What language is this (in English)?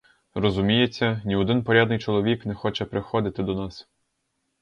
Ukrainian